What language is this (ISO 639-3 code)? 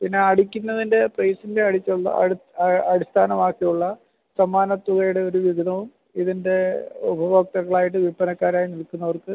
mal